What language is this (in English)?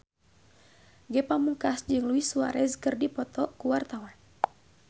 Sundanese